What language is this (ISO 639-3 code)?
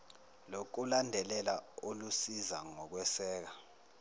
zul